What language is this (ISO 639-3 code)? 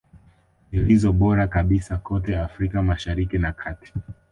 swa